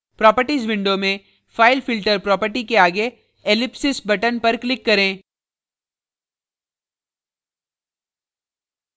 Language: Hindi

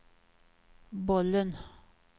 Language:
Swedish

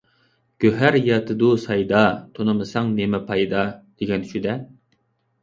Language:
Uyghur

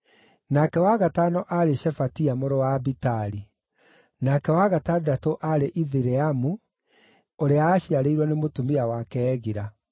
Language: Kikuyu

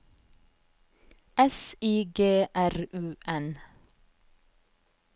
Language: Norwegian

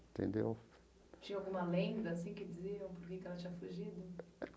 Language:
Portuguese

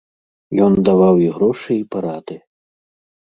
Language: Belarusian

